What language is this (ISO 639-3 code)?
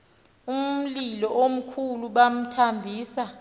xho